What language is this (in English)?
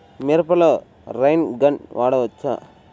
Telugu